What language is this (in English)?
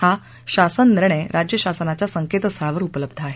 Marathi